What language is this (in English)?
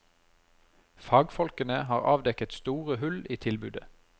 Norwegian